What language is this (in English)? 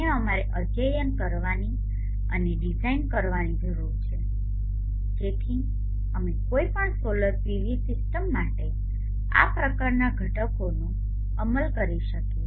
Gujarati